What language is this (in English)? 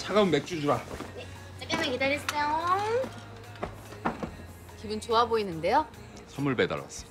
Korean